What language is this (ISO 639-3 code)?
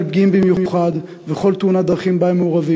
heb